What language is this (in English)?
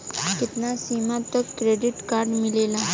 Bhojpuri